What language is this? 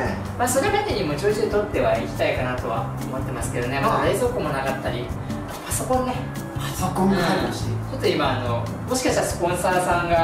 Japanese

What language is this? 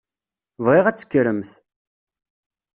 Kabyle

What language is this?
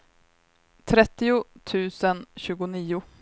Swedish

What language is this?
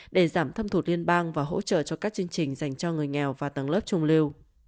Vietnamese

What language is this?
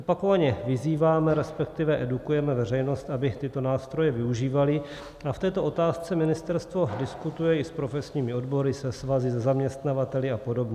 Czech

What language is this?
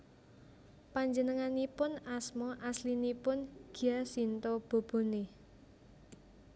Javanese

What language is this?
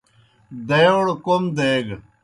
Kohistani Shina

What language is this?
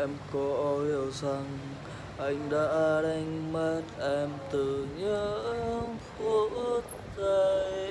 Vietnamese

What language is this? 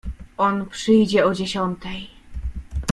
Polish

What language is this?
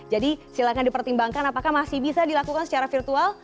Indonesian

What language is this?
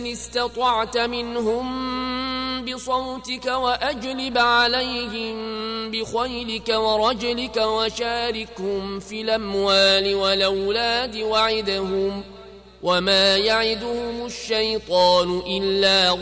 Arabic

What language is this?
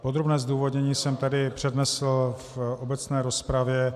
Czech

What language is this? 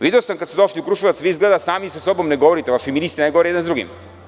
Serbian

